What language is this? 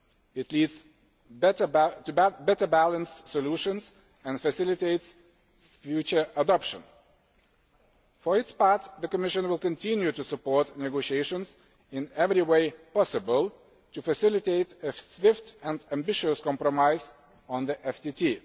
English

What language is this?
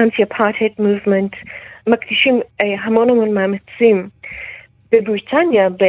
Hebrew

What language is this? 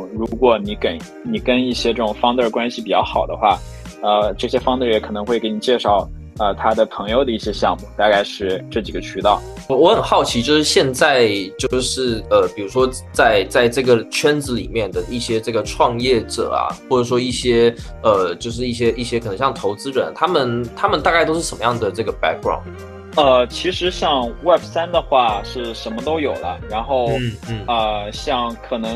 Chinese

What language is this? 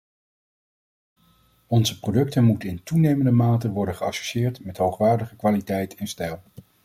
Dutch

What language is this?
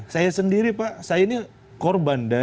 Indonesian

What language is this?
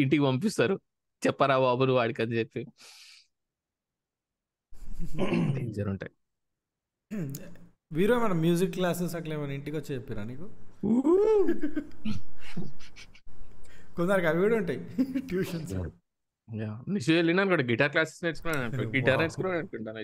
Telugu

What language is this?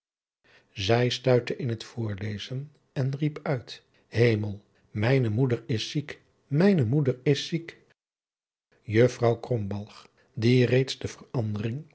Dutch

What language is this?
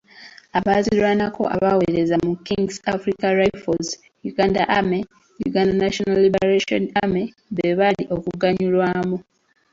Ganda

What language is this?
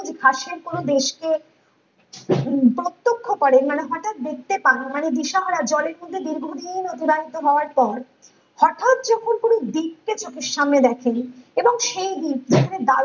Bangla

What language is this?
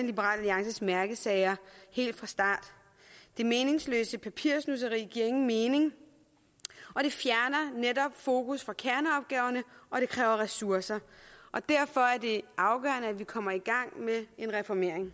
Danish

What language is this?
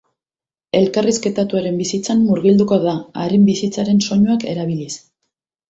Basque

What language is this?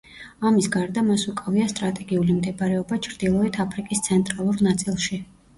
Georgian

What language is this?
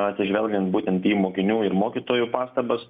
Lithuanian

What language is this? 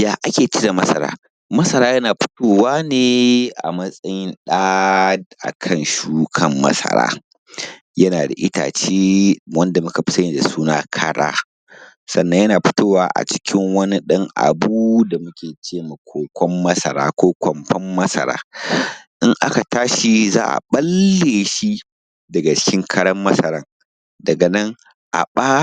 Hausa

